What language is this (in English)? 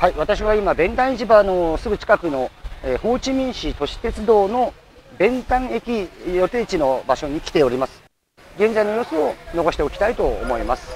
Japanese